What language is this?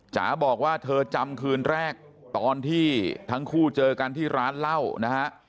Thai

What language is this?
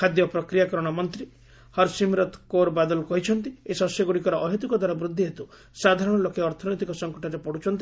Odia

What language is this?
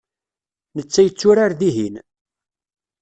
Kabyle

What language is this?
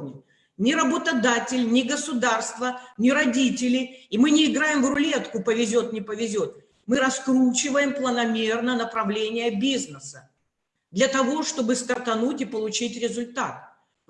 Russian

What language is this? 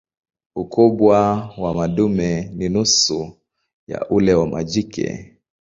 Swahili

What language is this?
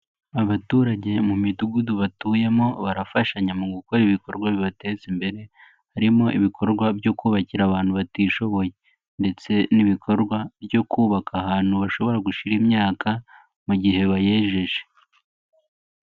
Kinyarwanda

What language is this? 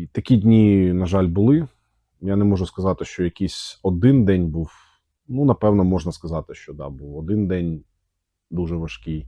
Ukrainian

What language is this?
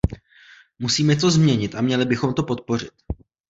Czech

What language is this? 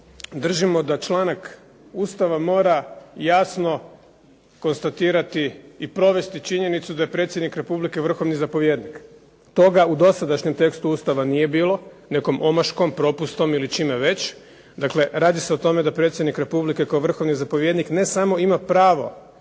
Croatian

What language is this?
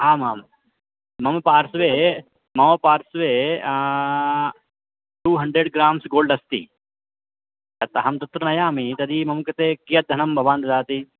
Sanskrit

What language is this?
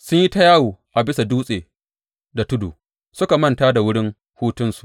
Hausa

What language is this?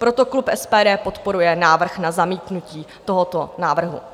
Czech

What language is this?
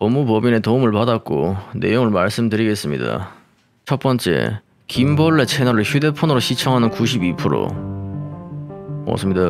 Korean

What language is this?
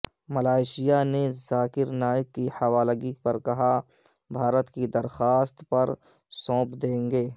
Urdu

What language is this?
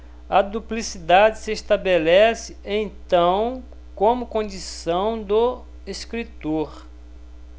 Portuguese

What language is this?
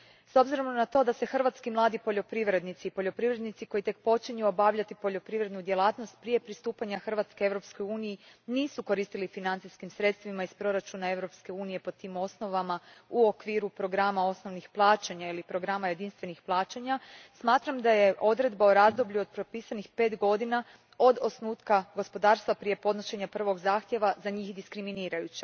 Croatian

